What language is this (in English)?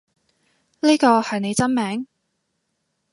Cantonese